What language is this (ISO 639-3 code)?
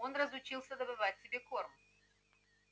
rus